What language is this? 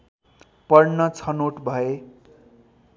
Nepali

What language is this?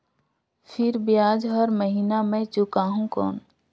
Chhattisgarhi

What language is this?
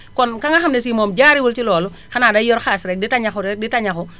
Wolof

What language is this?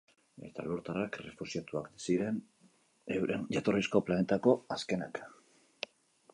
Basque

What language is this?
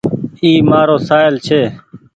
Goaria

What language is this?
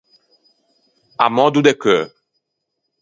Ligurian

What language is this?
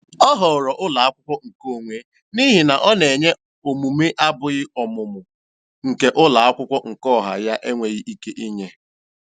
Igbo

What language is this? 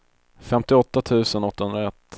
Swedish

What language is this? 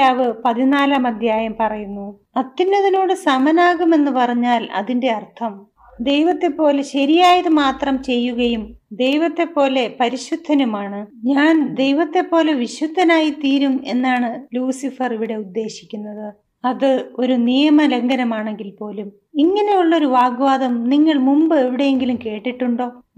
Malayalam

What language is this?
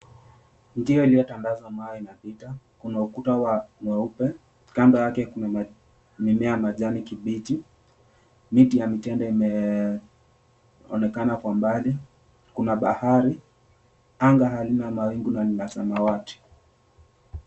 Swahili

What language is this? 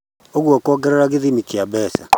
Kikuyu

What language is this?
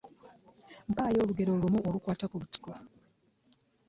Ganda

